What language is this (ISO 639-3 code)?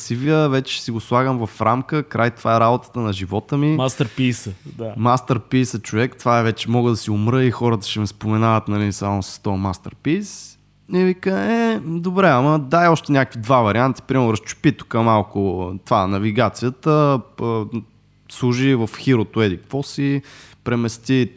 bul